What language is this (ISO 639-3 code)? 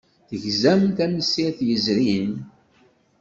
kab